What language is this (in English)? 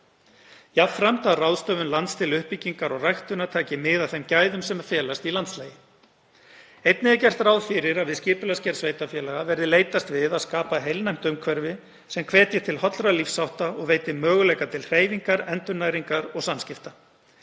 Icelandic